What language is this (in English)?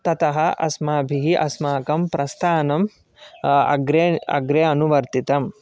Sanskrit